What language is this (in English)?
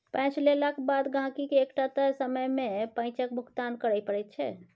Maithili